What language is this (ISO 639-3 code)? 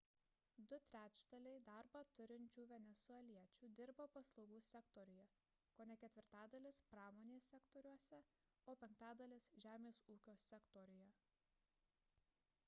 lit